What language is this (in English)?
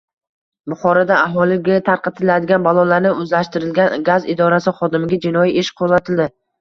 Uzbek